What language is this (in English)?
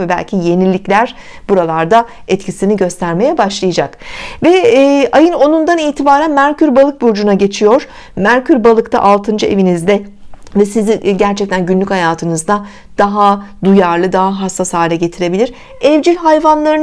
Turkish